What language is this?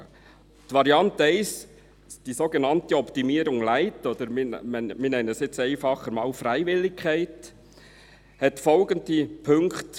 Swiss German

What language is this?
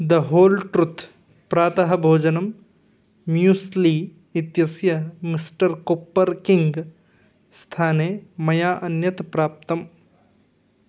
Sanskrit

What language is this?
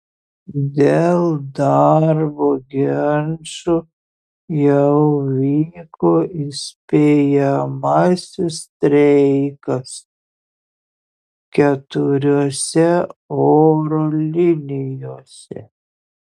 Lithuanian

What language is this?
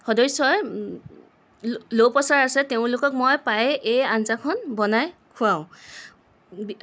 Assamese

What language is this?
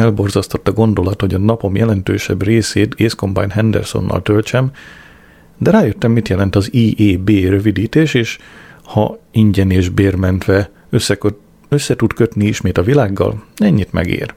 Hungarian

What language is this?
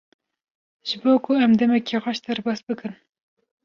Kurdish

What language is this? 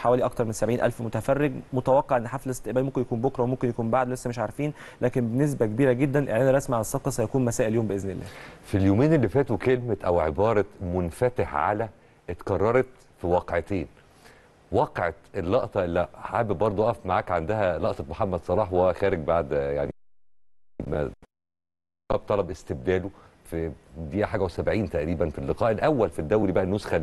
Arabic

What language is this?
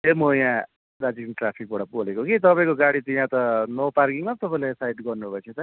Nepali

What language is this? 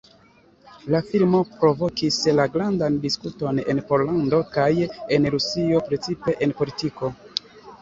Esperanto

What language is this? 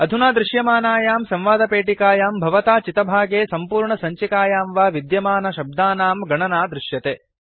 Sanskrit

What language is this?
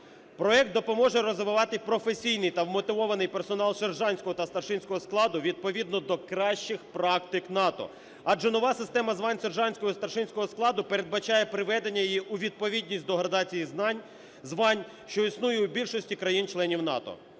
Ukrainian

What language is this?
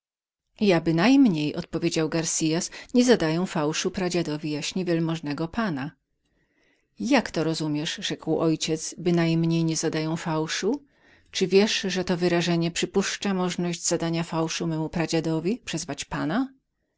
Polish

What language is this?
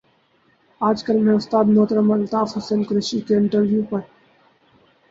Urdu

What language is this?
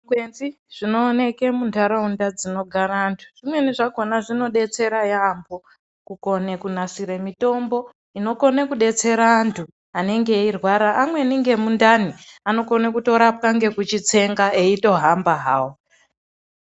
Ndau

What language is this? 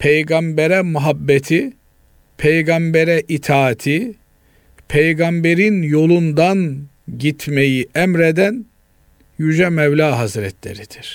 Turkish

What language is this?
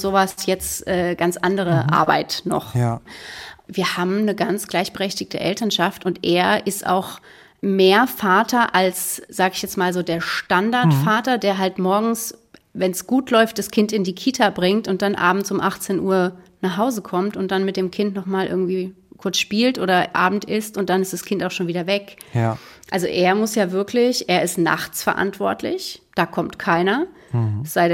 German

